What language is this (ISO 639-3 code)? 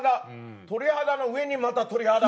jpn